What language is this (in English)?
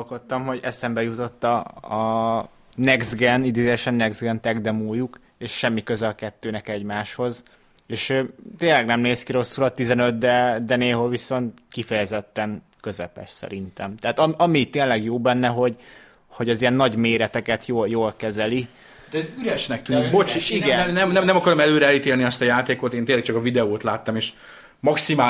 Hungarian